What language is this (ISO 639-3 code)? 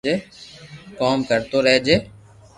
lrk